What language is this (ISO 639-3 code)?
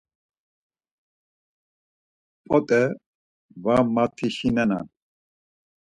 lzz